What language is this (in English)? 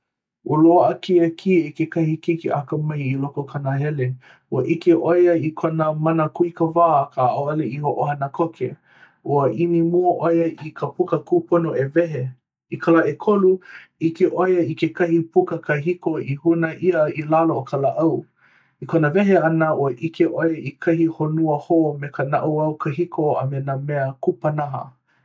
Hawaiian